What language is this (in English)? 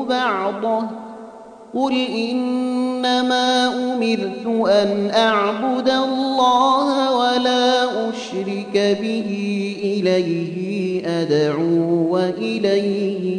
Arabic